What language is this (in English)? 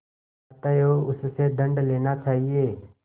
Hindi